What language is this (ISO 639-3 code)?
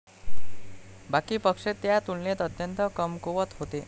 mar